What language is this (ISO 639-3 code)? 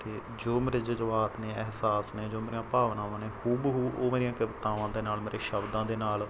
pan